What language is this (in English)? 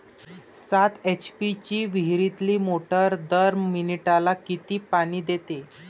Marathi